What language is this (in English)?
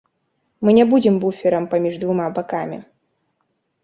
Belarusian